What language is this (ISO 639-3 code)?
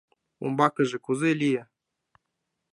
chm